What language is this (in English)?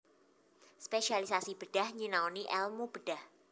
Javanese